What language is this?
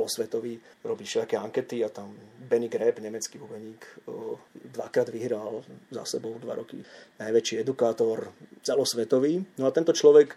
Slovak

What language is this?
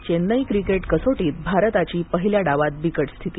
Marathi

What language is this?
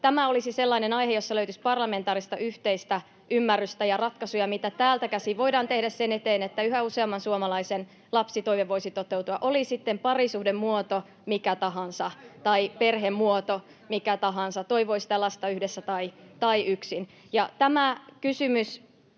Finnish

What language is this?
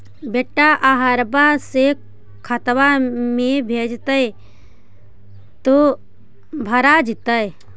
Magahi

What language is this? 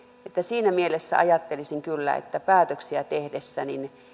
Finnish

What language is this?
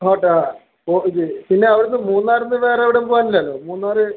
Malayalam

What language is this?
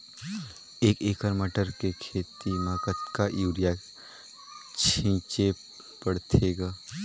Chhattisgarhi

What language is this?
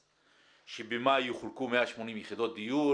Hebrew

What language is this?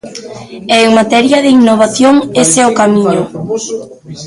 Galician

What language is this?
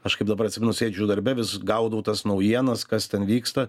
Lithuanian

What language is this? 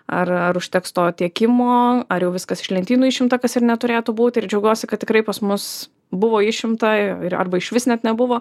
Lithuanian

